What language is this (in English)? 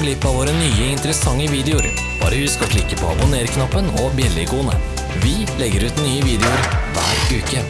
Norwegian